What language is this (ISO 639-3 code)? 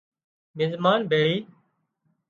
kxp